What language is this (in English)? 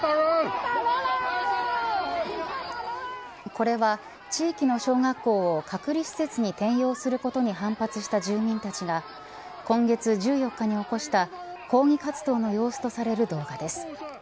Japanese